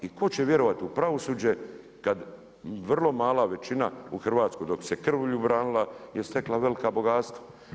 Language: Croatian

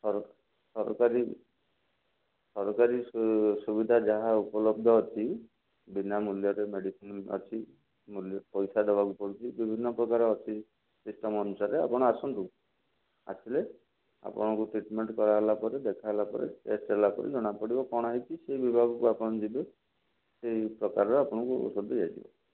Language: Odia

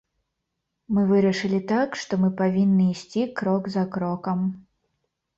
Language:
Belarusian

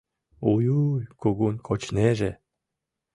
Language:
Mari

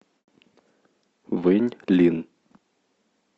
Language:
Russian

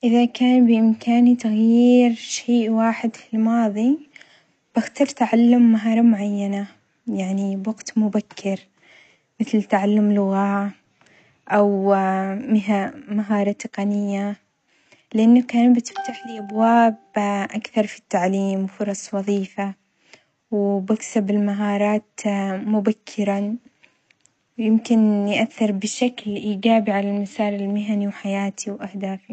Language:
Omani Arabic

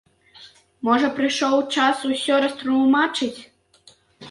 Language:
Belarusian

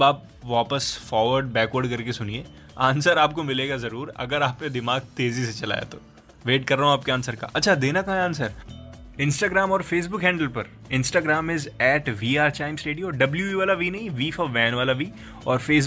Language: Hindi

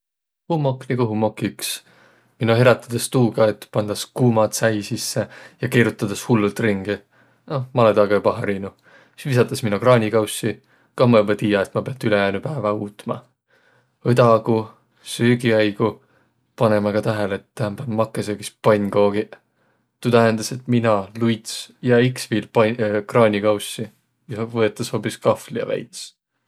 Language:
Võro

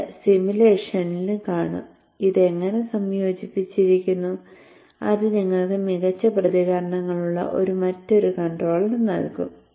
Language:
Malayalam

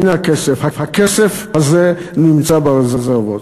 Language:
Hebrew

